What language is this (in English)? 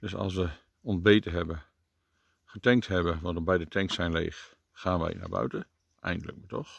Dutch